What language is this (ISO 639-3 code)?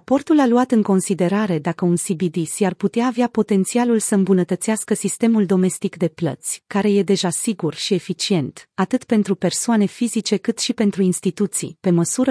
ron